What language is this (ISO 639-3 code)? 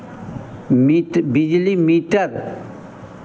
hin